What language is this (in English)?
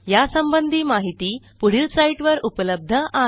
Marathi